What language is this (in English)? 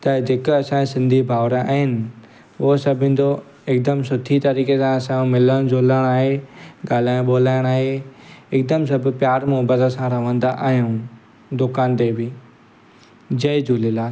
Sindhi